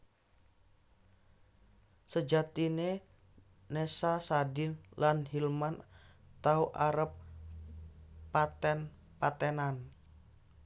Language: Javanese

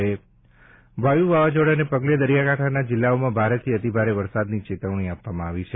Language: Gujarati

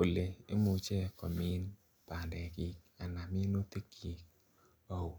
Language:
Kalenjin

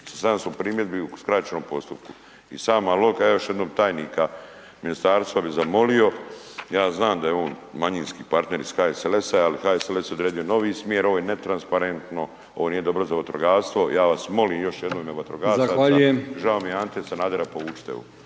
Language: Croatian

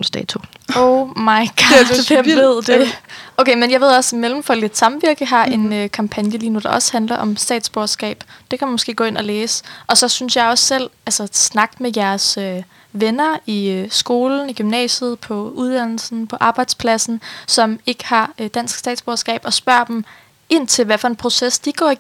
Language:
Danish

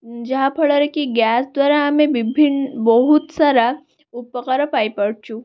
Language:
Odia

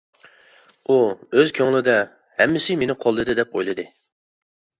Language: Uyghur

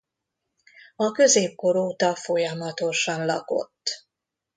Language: Hungarian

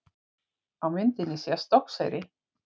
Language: Icelandic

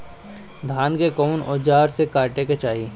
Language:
Bhojpuri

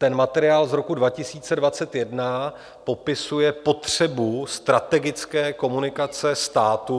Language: Czech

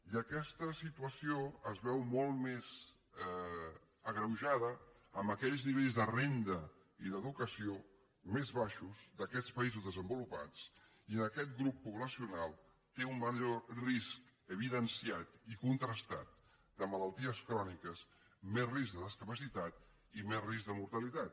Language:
Catalan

